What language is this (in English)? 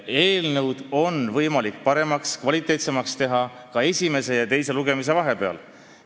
Estonian